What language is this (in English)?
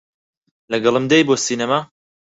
Central Kurdish